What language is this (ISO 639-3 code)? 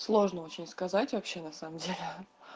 rus